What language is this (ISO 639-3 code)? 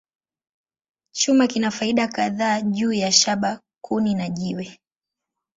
swa